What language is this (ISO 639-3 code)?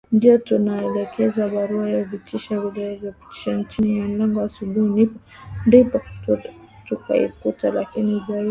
swa